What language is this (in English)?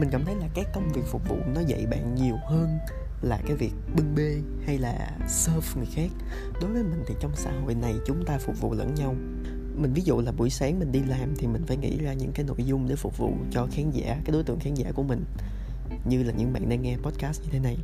Vietnamese